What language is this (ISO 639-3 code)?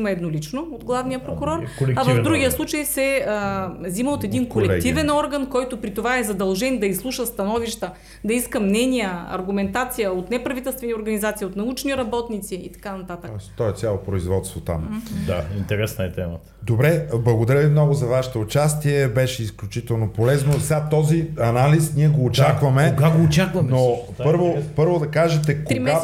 bul